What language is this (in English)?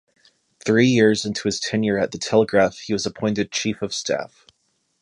English